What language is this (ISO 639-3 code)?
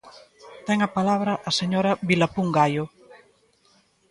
glg